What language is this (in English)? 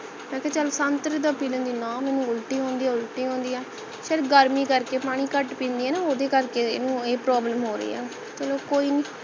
Punjabi